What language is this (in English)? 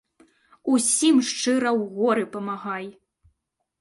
Belarusian